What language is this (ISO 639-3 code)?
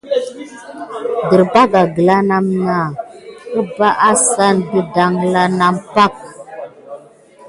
gid